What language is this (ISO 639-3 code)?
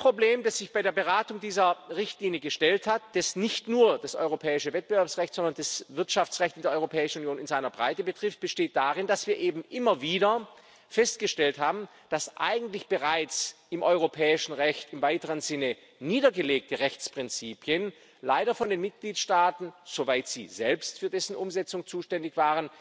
deu